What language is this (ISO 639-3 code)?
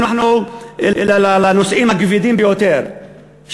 heb